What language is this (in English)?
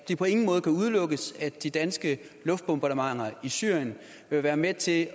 Danish